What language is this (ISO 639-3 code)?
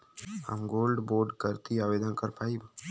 bho